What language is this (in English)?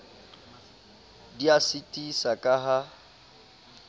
Southern Sotho